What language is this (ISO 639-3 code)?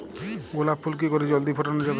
ben